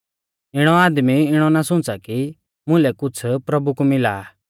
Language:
Mahasu Pahari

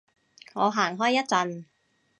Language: Cantonese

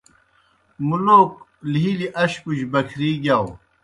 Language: Kohistani Shina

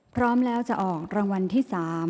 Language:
Thai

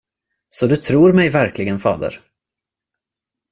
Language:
Swedish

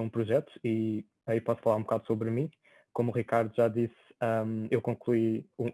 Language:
Portuguese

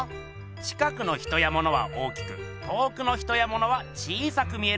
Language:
Japanese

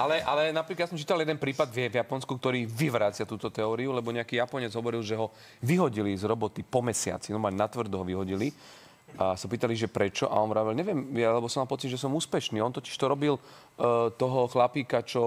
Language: Slovak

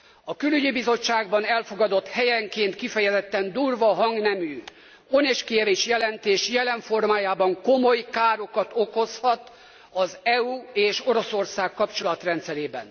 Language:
Hungarian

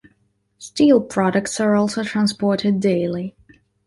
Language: English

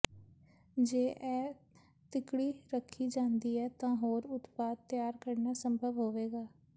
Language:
Punjabi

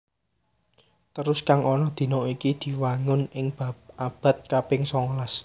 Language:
Javanese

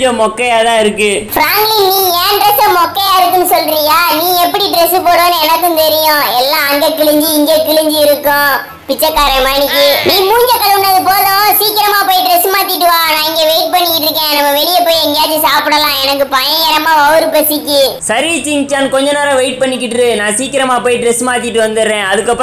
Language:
Romanian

